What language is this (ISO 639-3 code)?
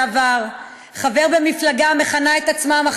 heb